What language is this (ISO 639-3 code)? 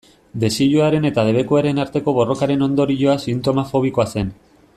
eus